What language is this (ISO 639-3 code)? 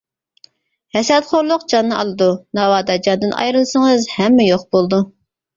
uig